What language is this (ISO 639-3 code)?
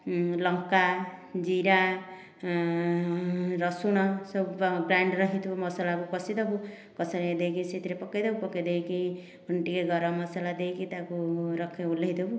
ori